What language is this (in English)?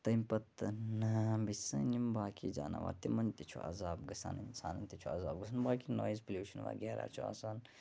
Kashmiri